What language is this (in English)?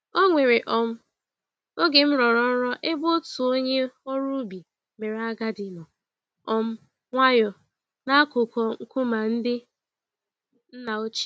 Igbo